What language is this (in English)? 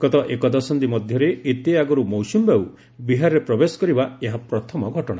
Odia